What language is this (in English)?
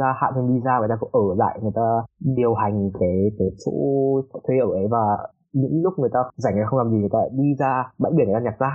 Vietnamese